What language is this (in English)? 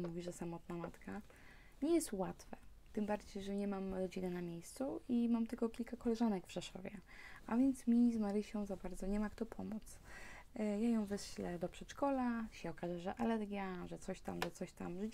Polish